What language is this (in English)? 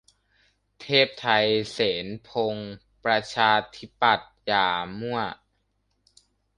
Thai